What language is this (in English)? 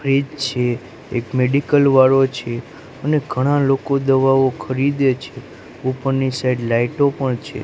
Gujarati